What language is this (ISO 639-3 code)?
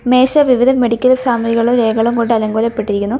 mal